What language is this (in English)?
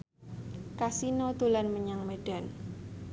Javanese